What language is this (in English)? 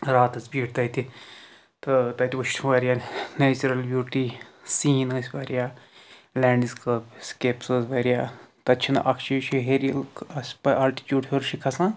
Kashmiri